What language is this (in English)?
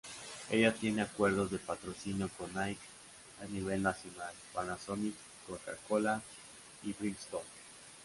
Spanish